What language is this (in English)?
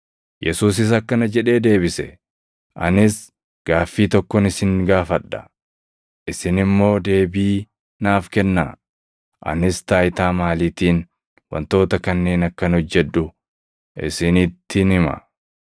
Oromo